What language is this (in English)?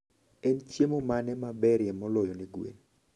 Luo (Kenya and Tanzania)